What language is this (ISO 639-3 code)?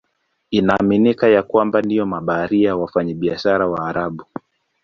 swa